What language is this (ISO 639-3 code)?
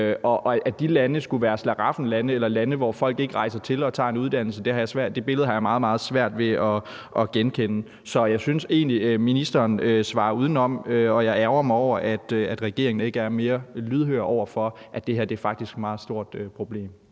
dan